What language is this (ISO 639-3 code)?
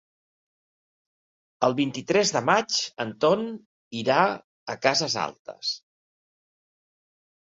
cat